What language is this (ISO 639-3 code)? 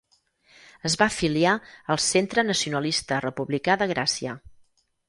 cat